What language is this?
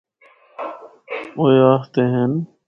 Northern Hindko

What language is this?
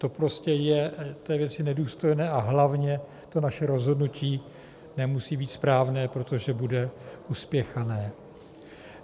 Czech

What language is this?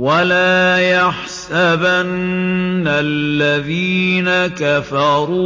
Arabic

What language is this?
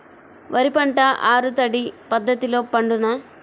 Telugu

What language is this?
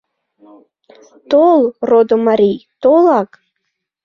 Mari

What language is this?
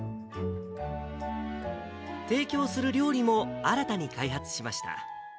Japanese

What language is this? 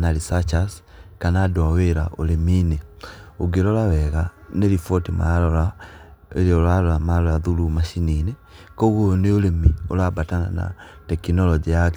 Kikuyu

